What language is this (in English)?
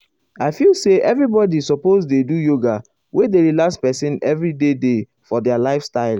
Nigerian Pidgin